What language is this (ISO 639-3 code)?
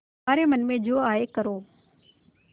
hin